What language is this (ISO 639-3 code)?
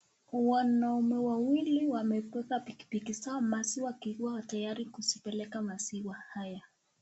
swa